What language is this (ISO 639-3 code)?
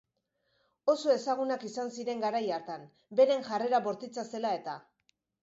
eus